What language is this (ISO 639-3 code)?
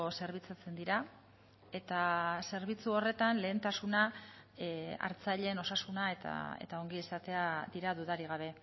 eus